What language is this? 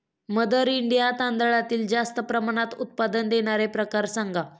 Marathi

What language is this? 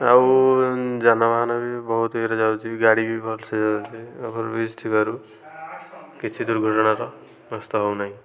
Odia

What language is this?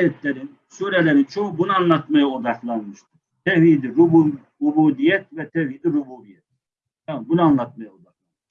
Turkish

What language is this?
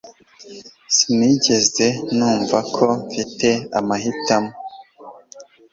Kinyarwanda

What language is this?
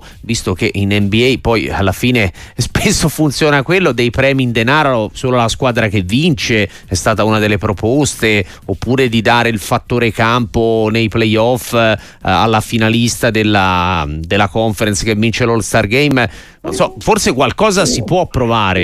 Italian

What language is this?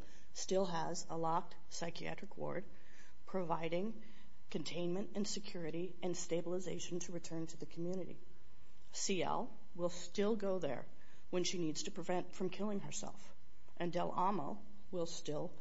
English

